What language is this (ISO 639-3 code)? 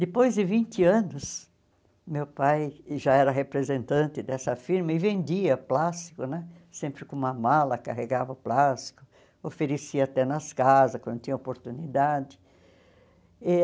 por